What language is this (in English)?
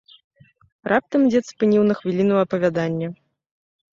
Belarusian